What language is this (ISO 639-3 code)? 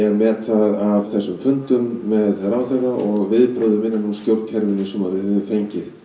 isl